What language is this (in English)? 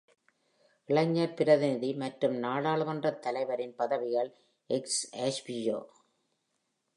Tamil